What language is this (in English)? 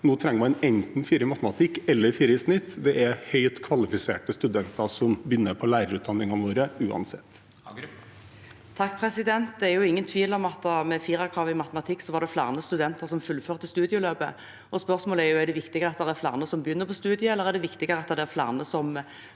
Norwegian